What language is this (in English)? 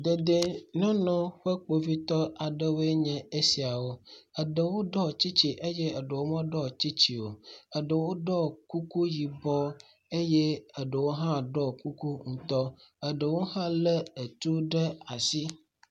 Ewe